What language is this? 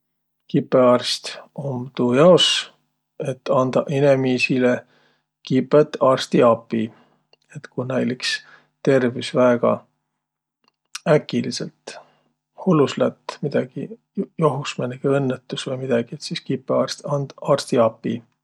Võro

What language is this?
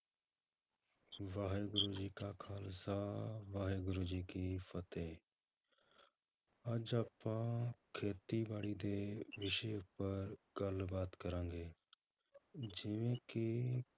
Punjabi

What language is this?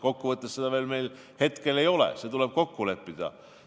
Estonian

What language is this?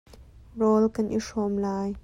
Hakha Chin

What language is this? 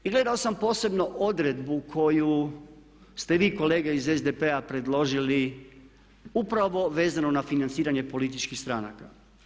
Croatian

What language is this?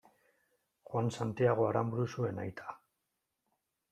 Basque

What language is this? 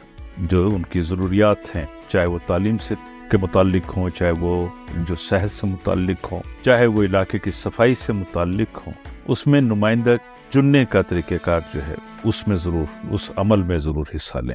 Urdu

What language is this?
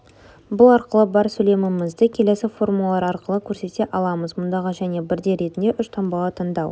Kazakh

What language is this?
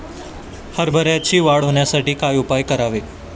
Marathi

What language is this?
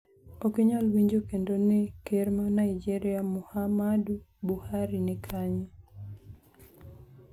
Luo (Kenya and Tanzania)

